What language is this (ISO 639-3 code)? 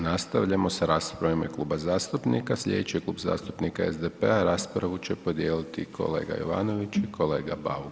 hrv